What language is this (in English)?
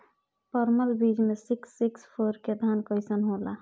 Bhojpuri